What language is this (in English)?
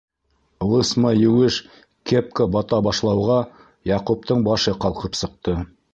Bashkir